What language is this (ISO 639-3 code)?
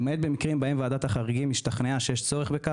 heb